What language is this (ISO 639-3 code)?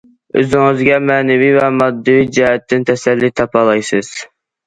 uig